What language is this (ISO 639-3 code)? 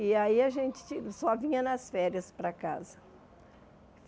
por